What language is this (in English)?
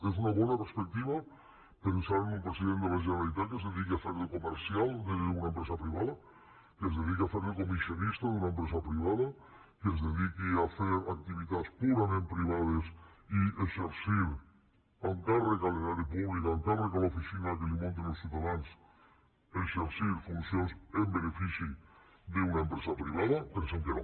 Catalan